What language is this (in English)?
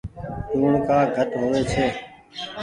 Goaria